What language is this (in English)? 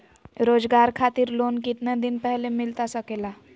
Magahi